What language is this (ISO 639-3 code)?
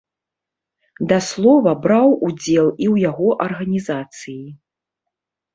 bel